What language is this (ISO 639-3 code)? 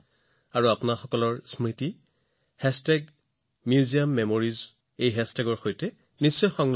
asm